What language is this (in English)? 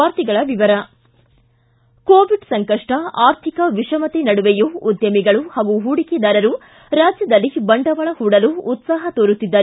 Kannada